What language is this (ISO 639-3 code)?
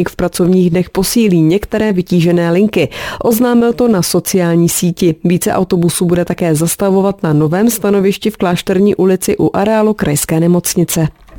ces